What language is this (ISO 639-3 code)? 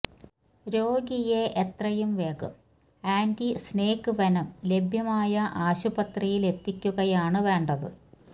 mal